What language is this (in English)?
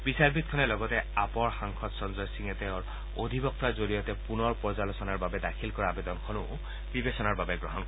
Assamese